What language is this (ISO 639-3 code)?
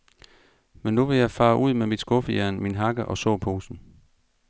dan